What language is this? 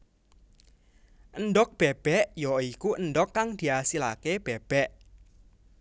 Javanese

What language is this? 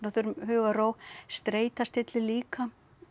Icelandic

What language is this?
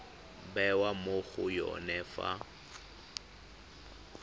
Tswana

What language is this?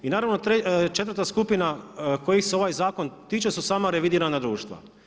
Croatian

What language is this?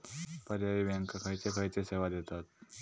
Marathi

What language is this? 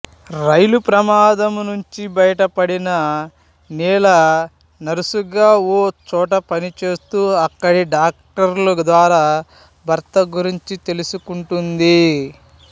Telugu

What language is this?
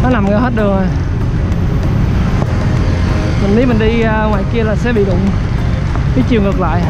Vietnamese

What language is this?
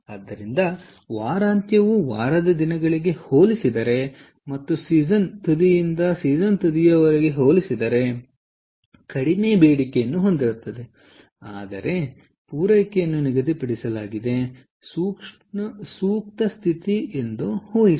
Kannada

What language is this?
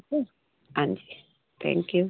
Sindhi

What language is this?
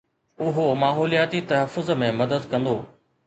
Sindhi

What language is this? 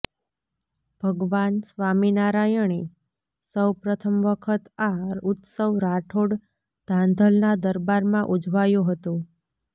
Gujarati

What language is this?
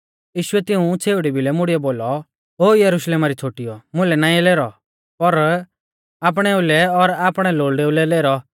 Mahasu Pahari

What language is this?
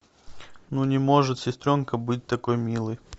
Russian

